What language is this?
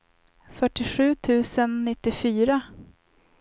Swedish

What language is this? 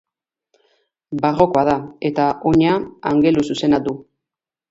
Basque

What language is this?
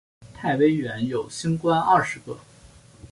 Chinese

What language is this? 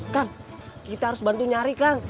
Indonesian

